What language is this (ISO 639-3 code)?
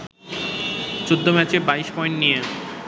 ben